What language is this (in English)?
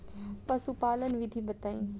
Bhojpuri